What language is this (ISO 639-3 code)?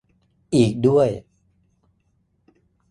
tha